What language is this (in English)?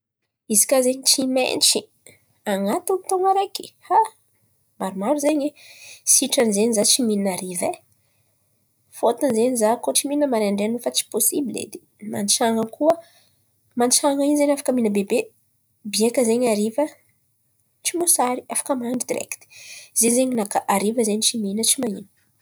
Antankarana Malagasy